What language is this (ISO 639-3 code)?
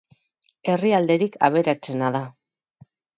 eus